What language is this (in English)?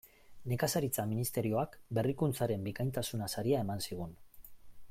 Basque